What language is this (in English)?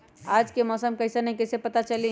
Magahi